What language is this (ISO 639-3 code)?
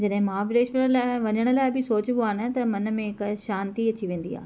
snd